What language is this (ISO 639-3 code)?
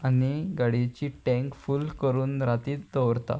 kok